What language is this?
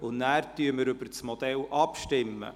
Swiss German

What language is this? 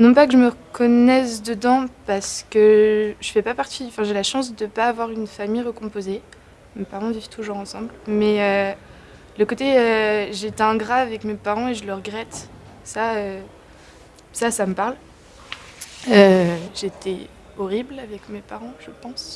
French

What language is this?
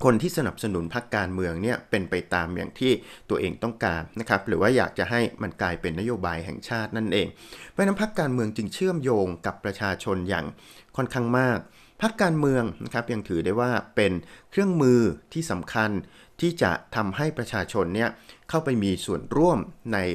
Thai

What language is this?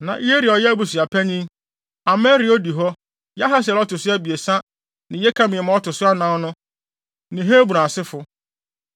Akan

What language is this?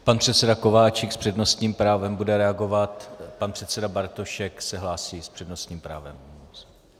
Czech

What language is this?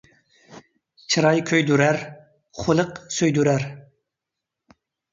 Uyghur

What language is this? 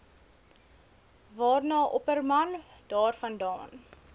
Afrikaans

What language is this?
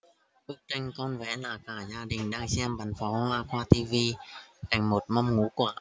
Vietnamese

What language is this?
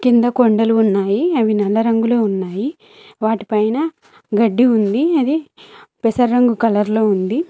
Telugu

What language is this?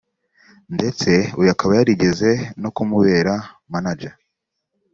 Kinyarwanda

